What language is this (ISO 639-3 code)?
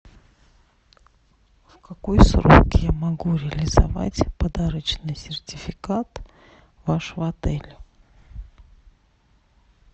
rus